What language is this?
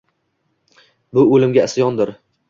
Uzbek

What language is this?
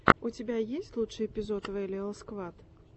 Russian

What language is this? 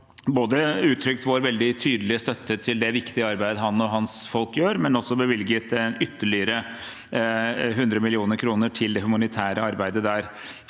Norwegian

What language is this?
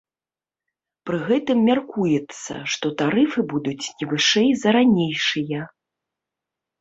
Belarusian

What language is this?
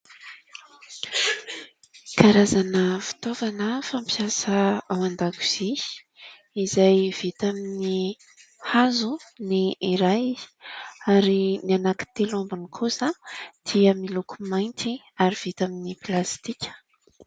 Malagasy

